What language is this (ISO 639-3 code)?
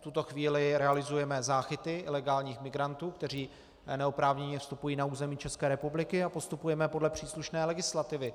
ces